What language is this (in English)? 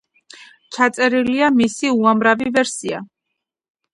Georgian